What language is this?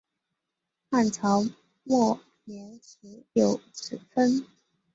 Chinese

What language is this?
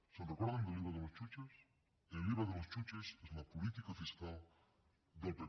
Catalan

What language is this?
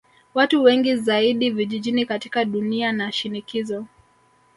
Swahili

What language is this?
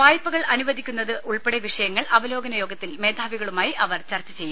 Malayalam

